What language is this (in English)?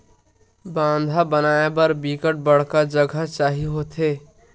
Chhattisgarhi